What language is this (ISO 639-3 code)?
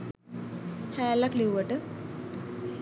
sin